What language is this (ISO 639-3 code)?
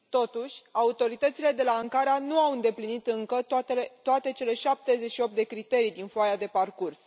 ron